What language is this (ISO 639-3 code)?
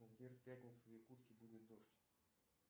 rus